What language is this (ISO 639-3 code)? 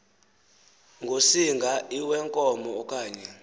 xho